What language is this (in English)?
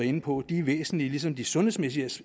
Danish